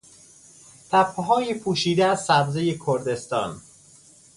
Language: Persian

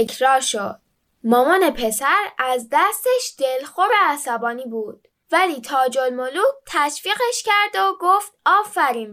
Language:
Persian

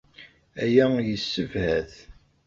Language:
Kabyle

